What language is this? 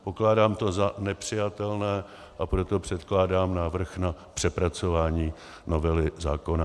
Czech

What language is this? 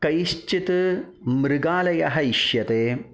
Sanskrit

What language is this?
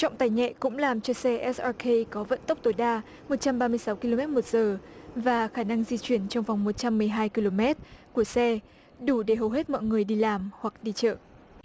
Vietnamese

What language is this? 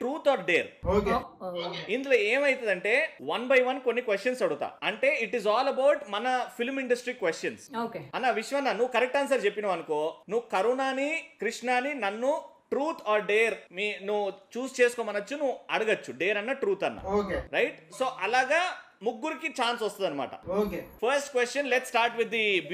Telugu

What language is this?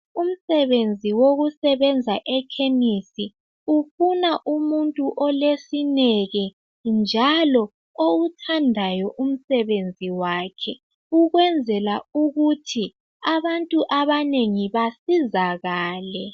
North Ndebele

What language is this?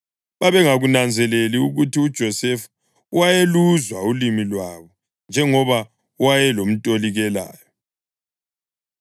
North Ndebele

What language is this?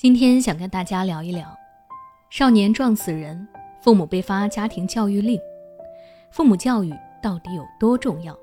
Chinese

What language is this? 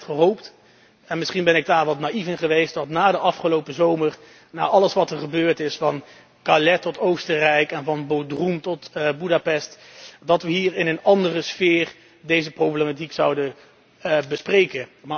Dutch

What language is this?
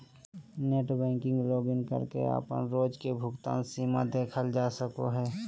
Magahi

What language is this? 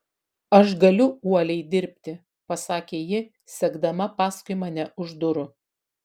Lithuanian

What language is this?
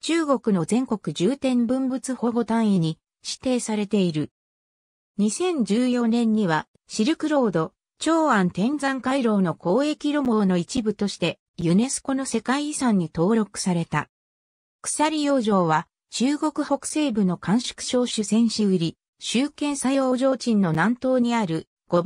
Japanese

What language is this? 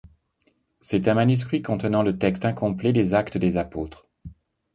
French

